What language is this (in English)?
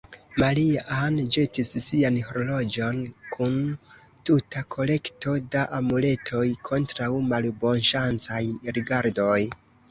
Esperanto